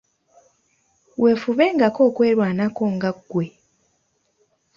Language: Ganda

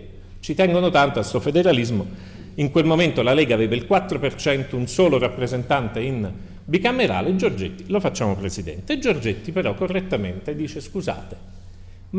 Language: Italian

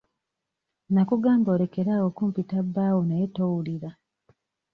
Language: Ganda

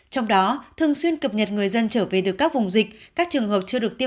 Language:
Vietnamese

